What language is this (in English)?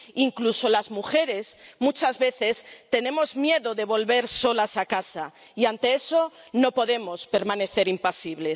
Spanish